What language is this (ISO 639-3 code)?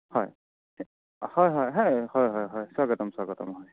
asm